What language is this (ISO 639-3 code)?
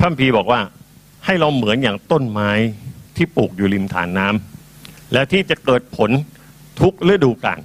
tha